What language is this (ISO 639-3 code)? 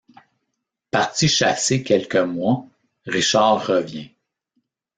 fra